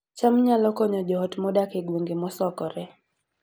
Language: Luo (Kenya and Tanzania)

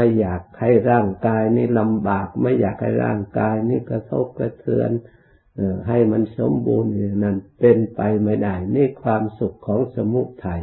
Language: Thai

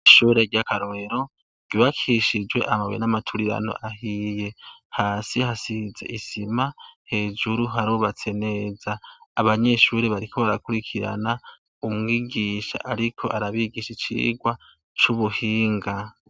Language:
Rundi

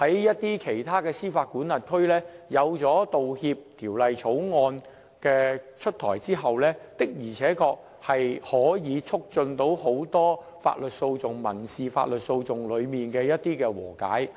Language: Cantonese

